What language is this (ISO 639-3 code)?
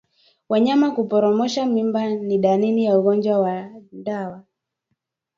swa